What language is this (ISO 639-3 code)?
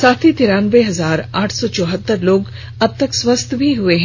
hin